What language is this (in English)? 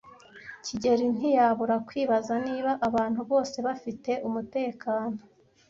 Kinyarwanda